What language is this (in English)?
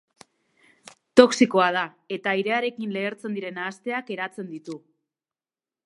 Basque